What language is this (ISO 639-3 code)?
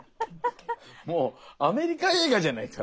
jpn